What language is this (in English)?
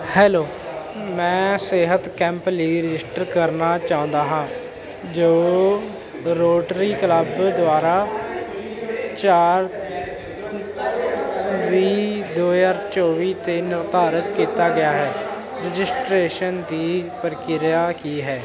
Punjabi